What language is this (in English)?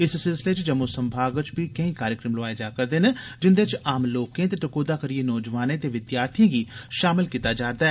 Dogri